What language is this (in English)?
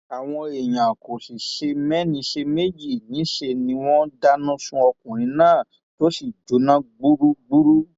Yoruba